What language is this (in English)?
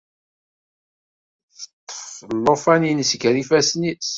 Kabyle